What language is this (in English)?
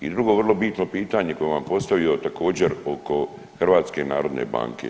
Croatian